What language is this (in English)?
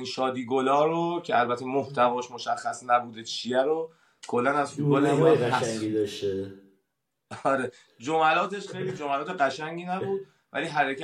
Persian